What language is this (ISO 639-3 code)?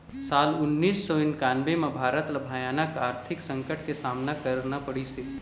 hne